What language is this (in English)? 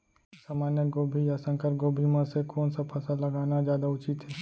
Chhattisgarhi